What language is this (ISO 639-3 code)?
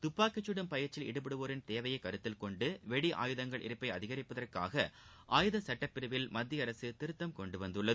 tam